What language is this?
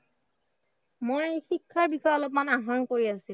Assamese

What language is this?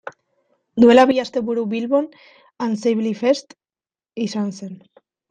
Basque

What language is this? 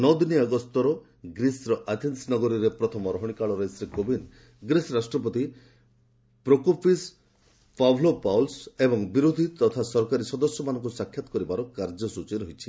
Odia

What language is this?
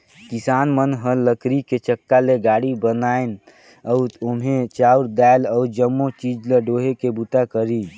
Chhattisgarhi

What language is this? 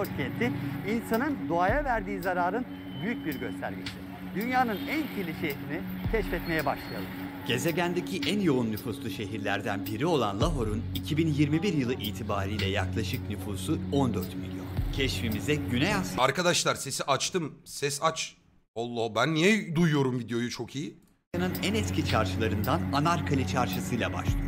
Turkish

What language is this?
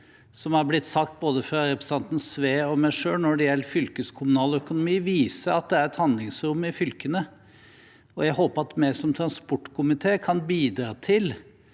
Norwegian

